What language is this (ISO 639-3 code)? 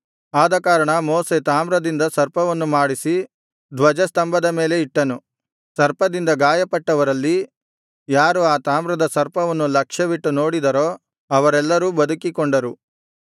kan